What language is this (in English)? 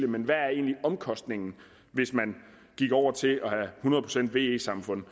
Danish